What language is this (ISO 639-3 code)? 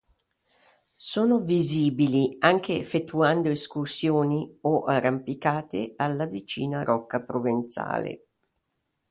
ita